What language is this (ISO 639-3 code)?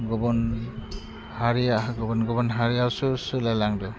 brx